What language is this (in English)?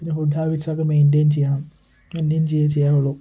Malayalam